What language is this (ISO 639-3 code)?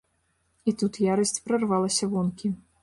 bel